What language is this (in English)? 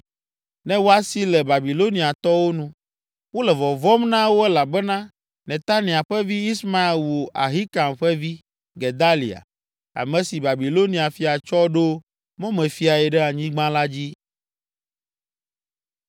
Ewe